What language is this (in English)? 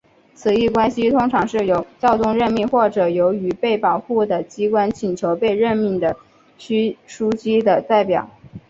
Chinese